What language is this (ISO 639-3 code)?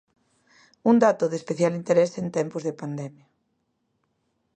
glg